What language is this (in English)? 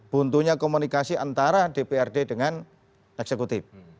Indonesian